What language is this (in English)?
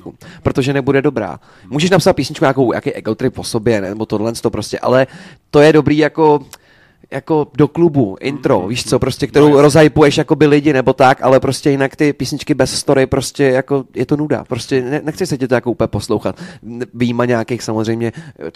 Czech